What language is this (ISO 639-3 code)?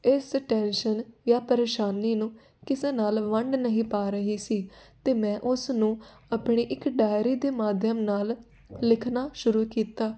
pan